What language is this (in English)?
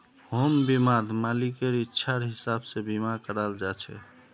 Magahi